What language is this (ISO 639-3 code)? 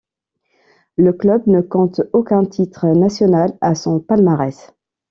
fra